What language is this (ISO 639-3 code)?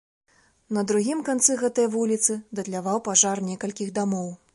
bel